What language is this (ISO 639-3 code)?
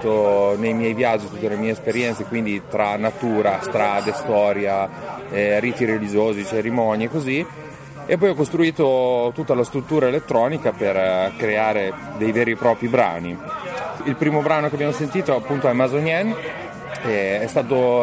ita